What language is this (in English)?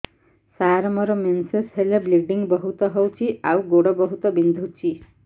Odia